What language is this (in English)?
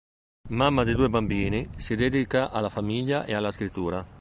Italian